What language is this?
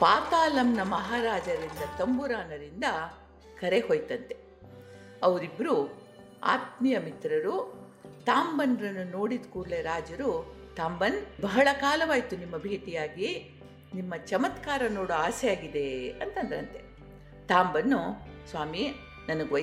Kannada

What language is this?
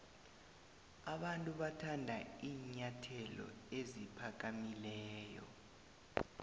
South Ndebele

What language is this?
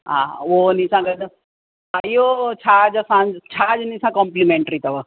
Sindhi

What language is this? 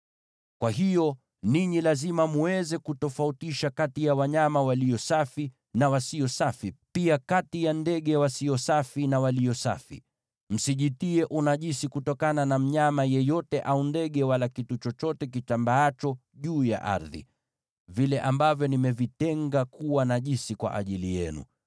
Swahili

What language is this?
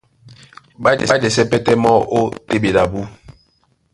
Duala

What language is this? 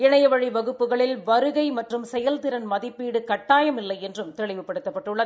Tamil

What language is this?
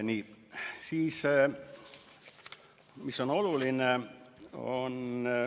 Estonian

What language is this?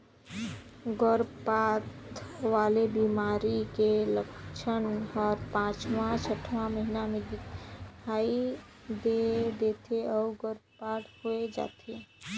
Chhattisgarhi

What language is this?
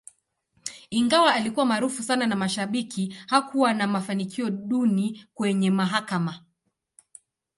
Swahili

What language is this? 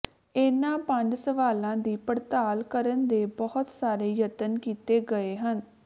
Punjabi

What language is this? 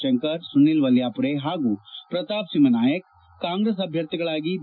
Kannada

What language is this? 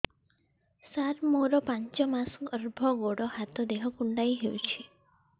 Odia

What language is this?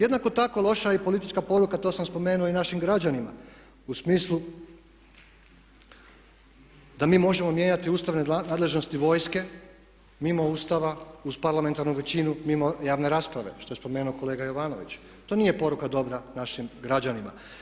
Croatian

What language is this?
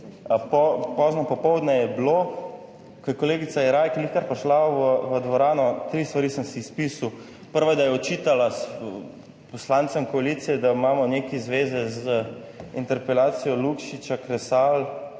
Slovenian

